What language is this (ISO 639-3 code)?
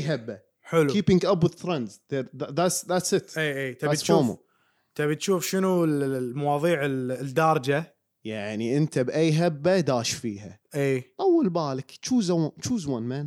ara